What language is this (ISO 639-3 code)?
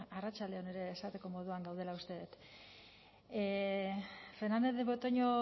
eus